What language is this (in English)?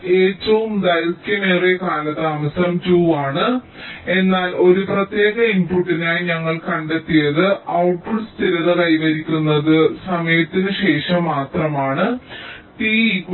Malayalam